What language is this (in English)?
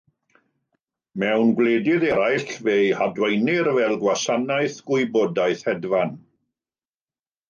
Welsh